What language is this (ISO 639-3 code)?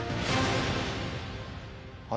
jpn